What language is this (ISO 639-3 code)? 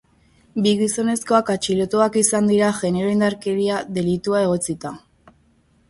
eus